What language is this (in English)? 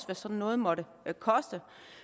Danish